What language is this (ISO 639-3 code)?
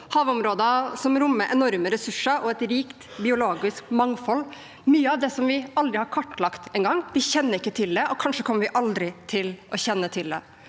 nor